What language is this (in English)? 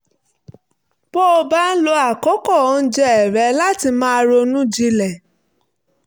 Yoruba